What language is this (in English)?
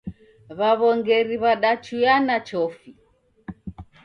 Taita